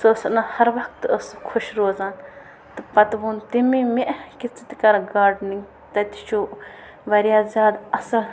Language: Kashmiri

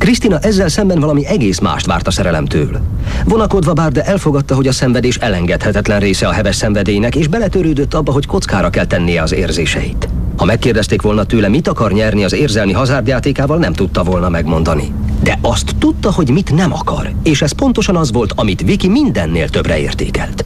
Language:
Hungarian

